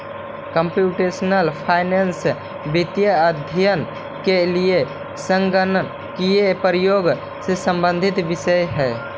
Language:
Magahi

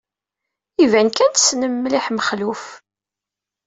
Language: Kabyle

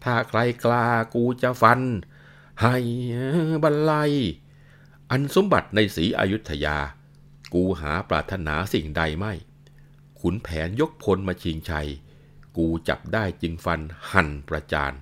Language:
Thai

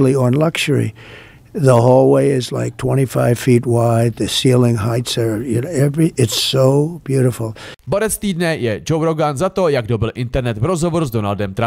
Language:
Czech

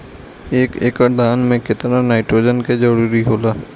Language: Bhojpuri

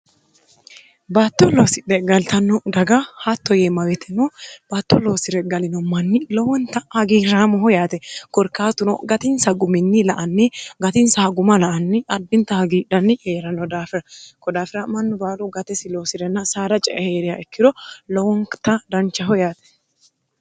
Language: Sidamo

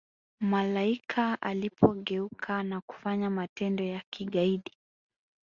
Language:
Swahili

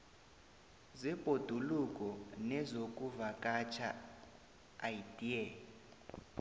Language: South Ndebele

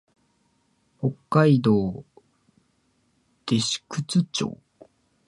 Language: Japanese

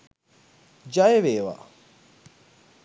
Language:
Sinhala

